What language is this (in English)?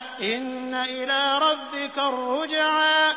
Arabic